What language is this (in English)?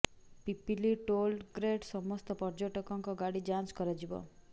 Odia